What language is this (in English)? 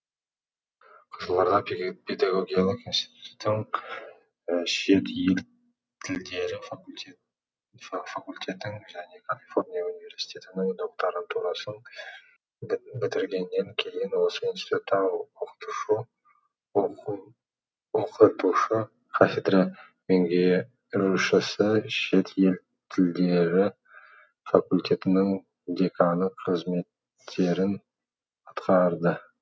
Kazakh